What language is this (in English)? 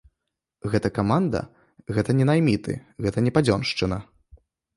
Belarusian